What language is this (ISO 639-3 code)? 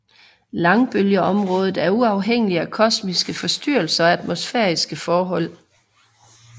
dan